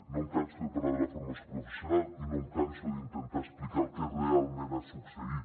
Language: Catalan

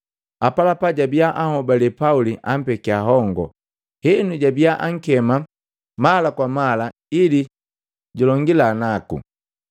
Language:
Matengo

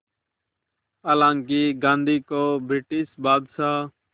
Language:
Hindi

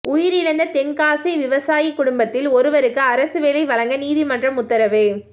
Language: Tamil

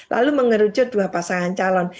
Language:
Indonesian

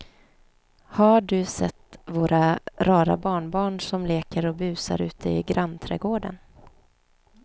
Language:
Swedish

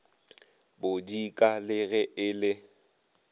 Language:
Northern Sotho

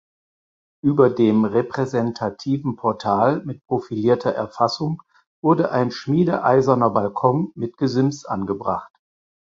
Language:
German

